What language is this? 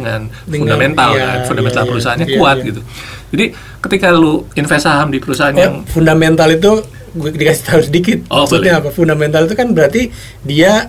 Indonesian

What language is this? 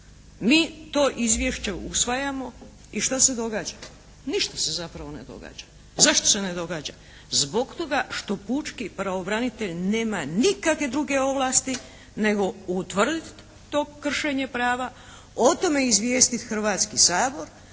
Croatian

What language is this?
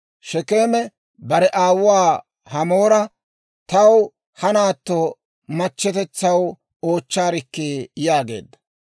Dawro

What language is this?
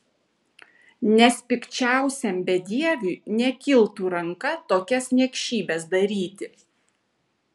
Lithuanian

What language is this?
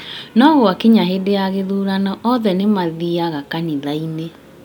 Kikuyu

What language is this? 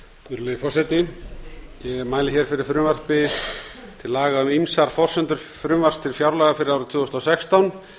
Icelandic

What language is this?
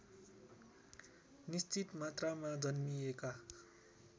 Nepali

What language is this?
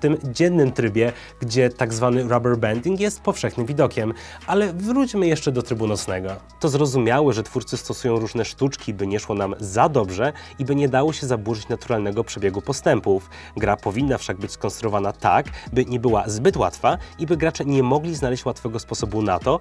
Polish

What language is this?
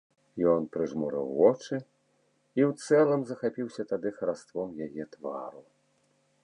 Belarusian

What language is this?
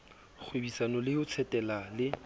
Southern Sotho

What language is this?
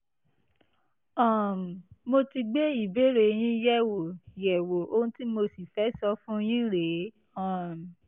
Yoruba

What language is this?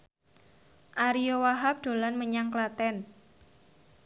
Javanese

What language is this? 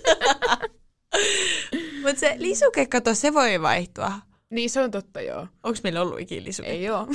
Finnish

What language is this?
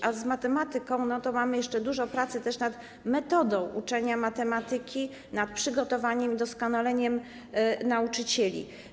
Polish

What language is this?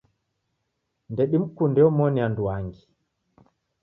Taita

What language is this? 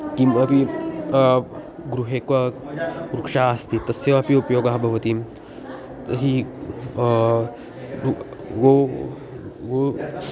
Sanskrit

